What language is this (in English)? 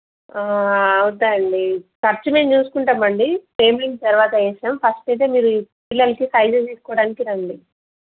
Telugu